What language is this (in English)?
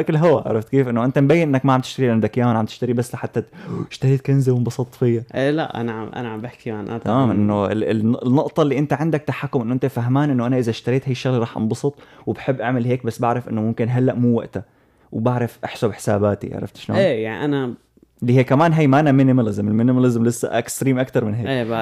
Arabic